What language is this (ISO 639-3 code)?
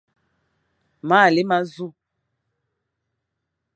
fan